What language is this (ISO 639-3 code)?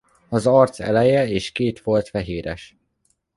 hun